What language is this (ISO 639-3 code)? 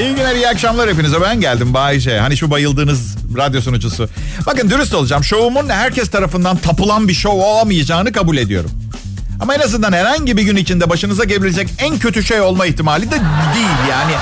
tur